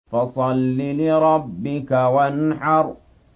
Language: Arabic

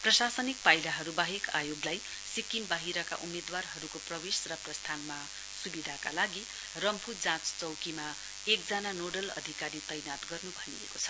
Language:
Nepali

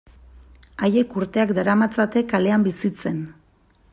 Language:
Basque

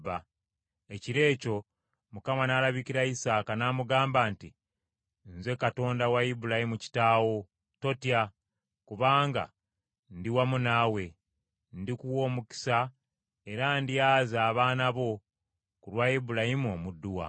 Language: Ganda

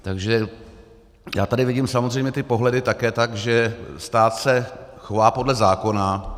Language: Czech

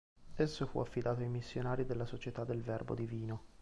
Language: Italian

